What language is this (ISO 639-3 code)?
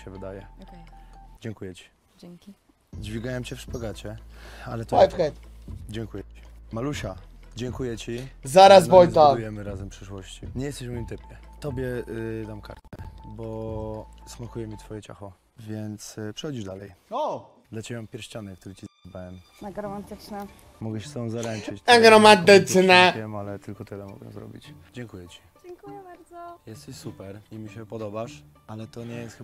pol